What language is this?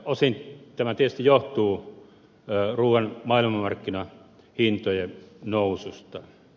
Finnish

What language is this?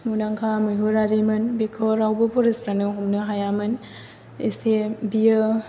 Bodo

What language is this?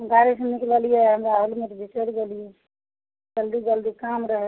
Maithili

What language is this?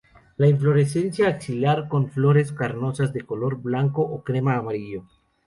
Spanish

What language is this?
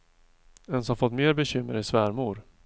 Swedish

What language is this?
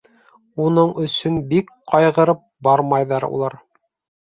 Bashkir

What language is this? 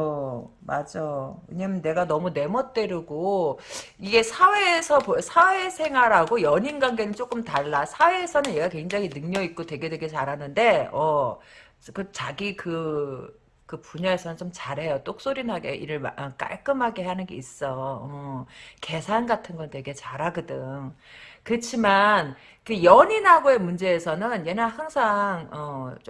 Korean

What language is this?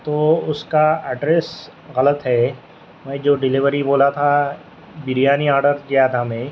Urdu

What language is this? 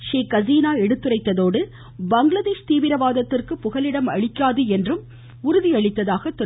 Tamil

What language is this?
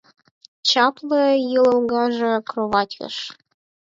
Mari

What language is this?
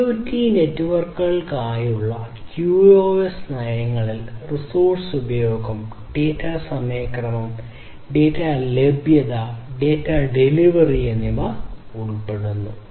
Malayalam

